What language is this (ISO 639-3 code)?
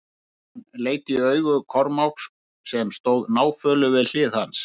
isl